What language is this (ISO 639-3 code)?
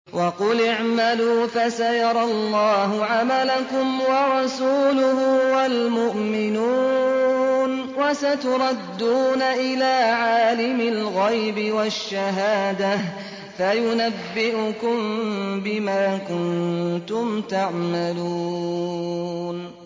ara